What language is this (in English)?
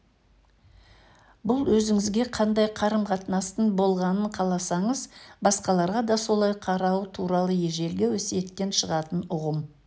Kazakh